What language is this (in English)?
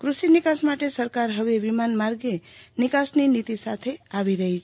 Gujarati